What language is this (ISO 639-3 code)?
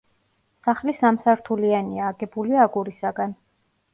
kat